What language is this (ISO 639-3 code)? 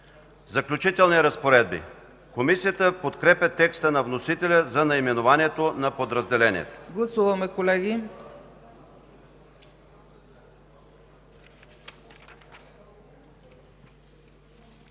bul